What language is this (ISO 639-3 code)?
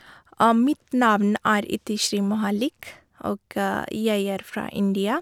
nor